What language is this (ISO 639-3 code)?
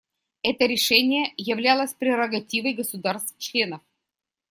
rus